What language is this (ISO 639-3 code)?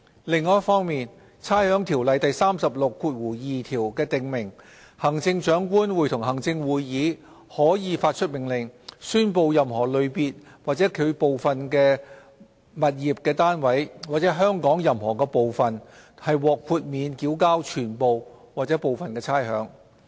yue